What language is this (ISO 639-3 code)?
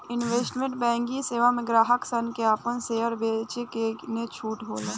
bho